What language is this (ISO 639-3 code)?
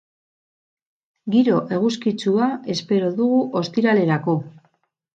eus